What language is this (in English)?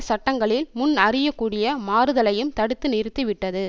Tamil